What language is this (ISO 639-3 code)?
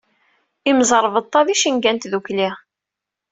kab